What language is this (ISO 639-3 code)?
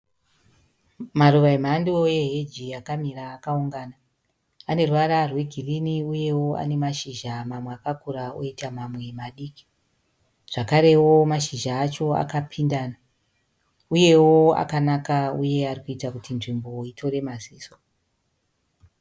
sna